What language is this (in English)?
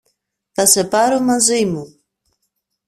Greek